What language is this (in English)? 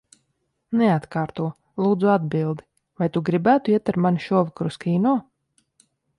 Latvian